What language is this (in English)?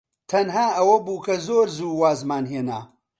Central Kurdish